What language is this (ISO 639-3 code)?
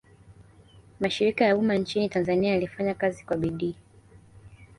swa